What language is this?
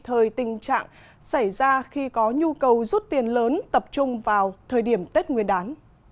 Vietnamese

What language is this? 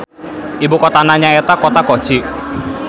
Sundanese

